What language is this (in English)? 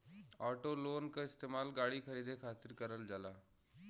Bhojpuri